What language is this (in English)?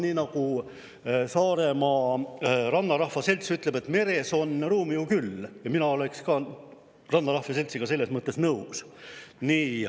Estonian